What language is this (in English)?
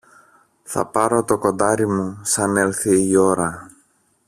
Greek